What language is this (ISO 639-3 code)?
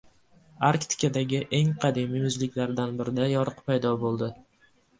uzb